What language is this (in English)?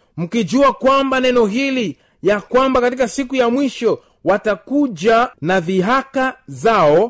Swahili